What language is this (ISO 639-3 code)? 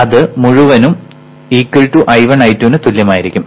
mal